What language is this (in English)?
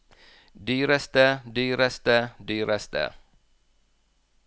Norwegian